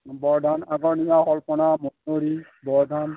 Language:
Assamese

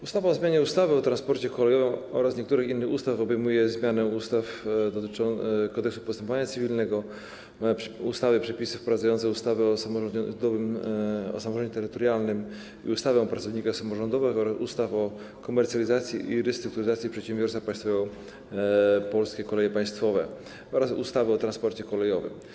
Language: Polish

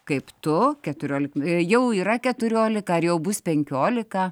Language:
Lithuanian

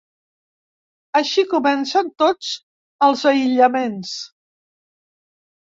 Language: Catalan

